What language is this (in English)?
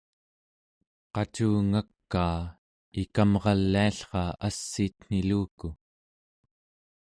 Central Yupik